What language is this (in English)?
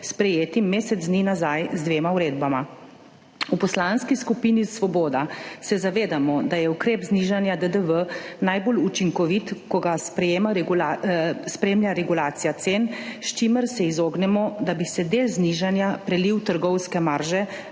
Slovenian